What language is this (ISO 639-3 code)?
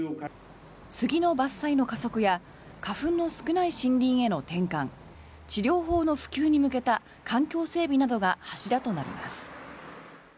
jpn